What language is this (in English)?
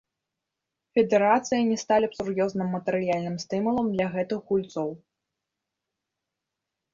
Belarusian